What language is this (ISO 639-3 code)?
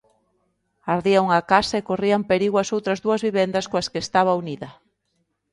glg